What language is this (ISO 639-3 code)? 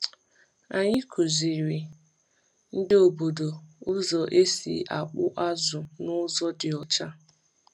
ibo